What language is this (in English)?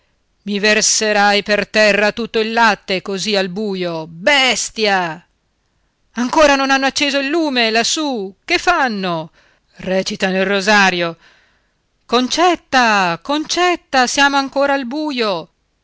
Italian